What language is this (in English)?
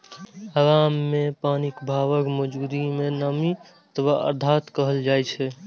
Maithili